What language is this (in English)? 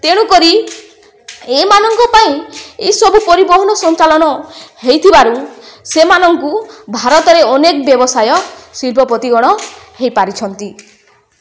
Odia